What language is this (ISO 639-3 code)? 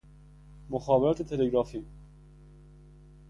fas